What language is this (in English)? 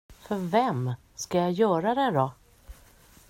Swedish